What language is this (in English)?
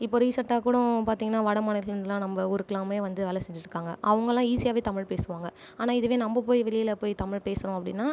Tamil